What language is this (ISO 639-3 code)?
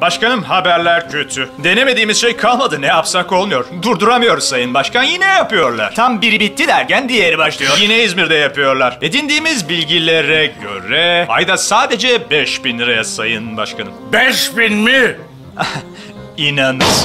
tur